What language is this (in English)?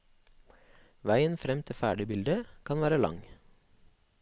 Norwegian